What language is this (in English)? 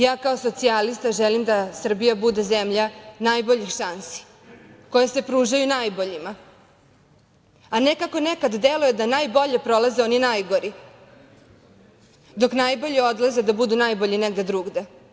Serbian